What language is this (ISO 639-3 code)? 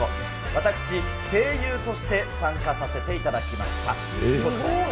jpn